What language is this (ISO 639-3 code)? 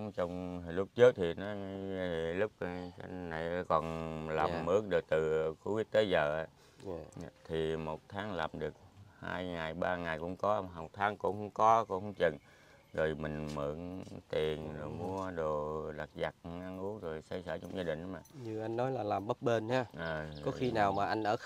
vie